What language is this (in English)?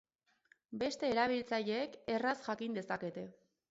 Basque